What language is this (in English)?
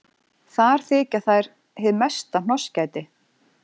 Icelandic